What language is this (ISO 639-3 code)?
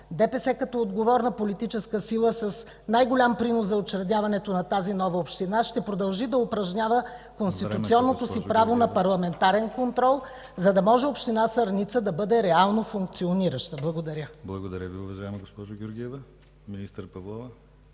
bul